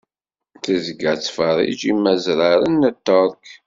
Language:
Kabyle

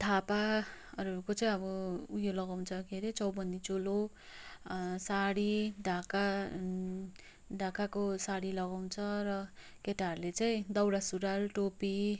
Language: Nepali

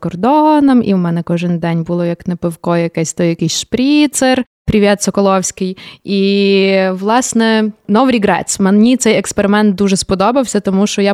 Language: Ukrainian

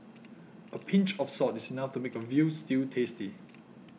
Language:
English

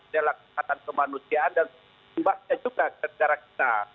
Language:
Indonesian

